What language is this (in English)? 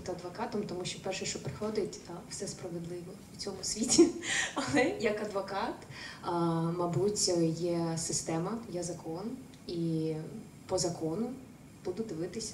Ukrainian